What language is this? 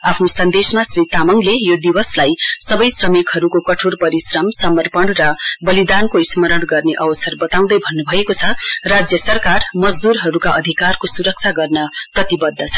Nepali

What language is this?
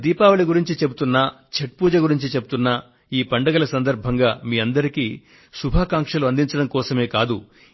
Telugu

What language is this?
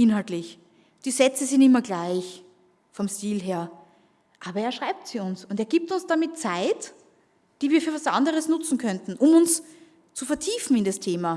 German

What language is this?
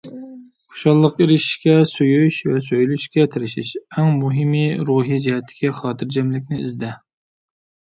Uyghur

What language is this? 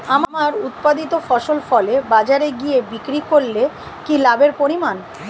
Bangla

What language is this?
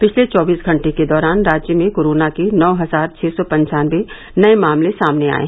Hindi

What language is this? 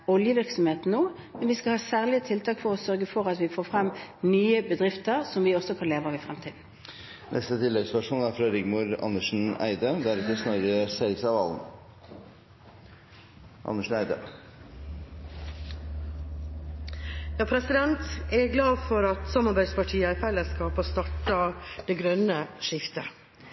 Norwegian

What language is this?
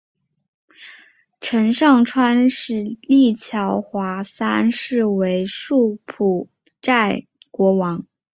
Chinese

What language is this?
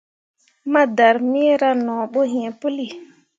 Mundang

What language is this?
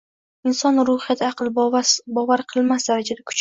Uzbek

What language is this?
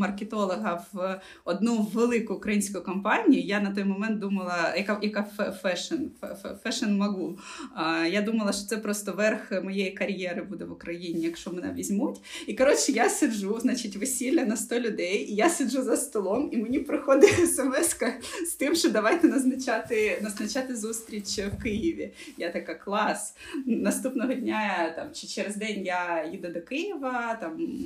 Ukrainian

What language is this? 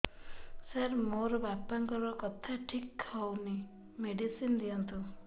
Odia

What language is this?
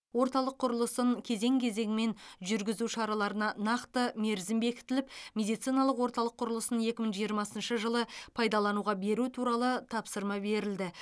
Kazakh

